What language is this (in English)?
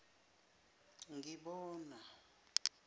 Zulu